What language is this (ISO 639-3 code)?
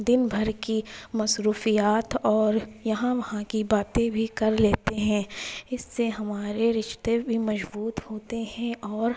urd